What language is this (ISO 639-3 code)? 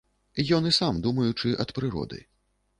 bel